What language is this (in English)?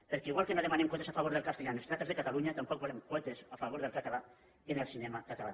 Catalan